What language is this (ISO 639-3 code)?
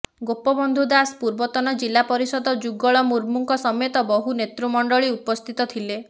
ori